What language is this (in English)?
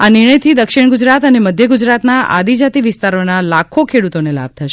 Gujarati